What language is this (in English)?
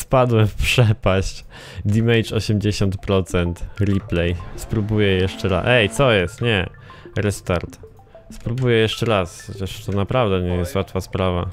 Polish